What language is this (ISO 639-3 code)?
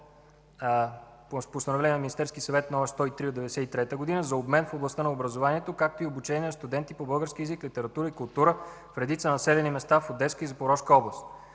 bul